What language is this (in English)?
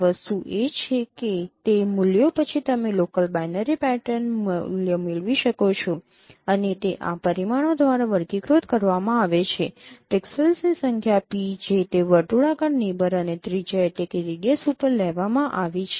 Gujarati